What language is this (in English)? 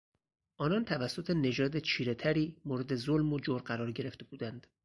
Persian